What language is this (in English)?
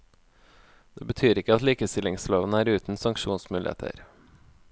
Norwegian